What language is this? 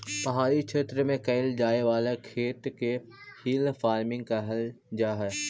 Magahi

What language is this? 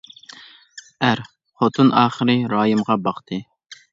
Uyghur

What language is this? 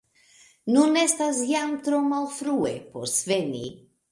Esperanto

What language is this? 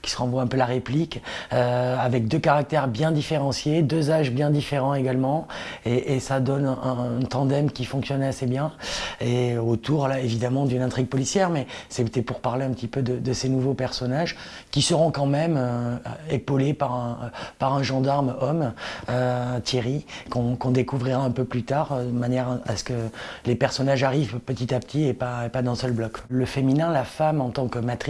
French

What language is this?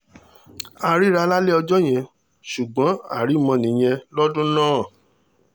Yoruba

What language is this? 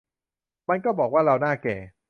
Thai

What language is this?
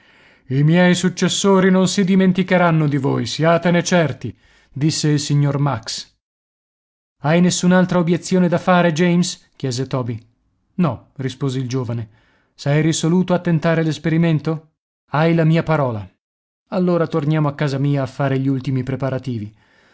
Italian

